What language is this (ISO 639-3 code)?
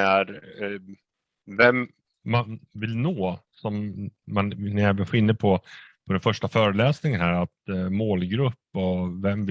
swe